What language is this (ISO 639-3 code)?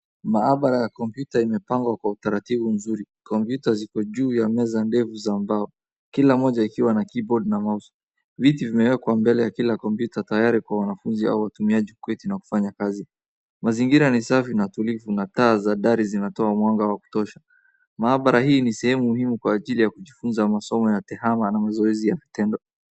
swa